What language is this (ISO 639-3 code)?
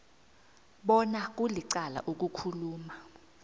nbl